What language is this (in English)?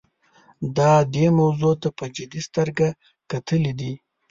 Pashto